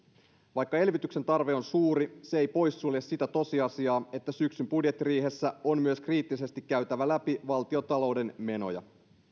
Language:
Finnish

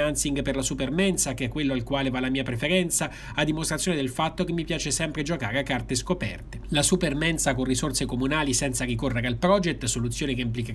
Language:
Italian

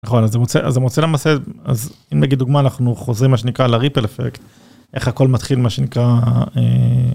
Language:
Hebrew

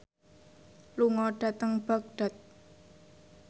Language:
Javanese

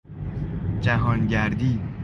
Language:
Persian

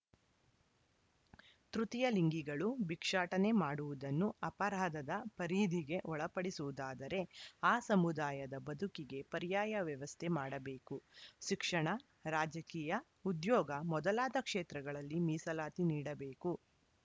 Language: Kannada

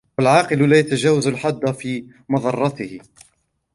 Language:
Arabic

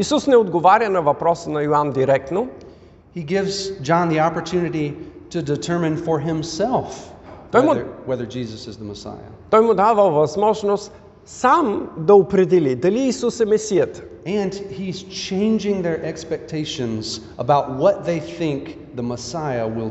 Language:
Bulgarian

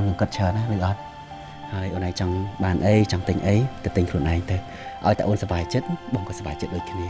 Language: Vietnamese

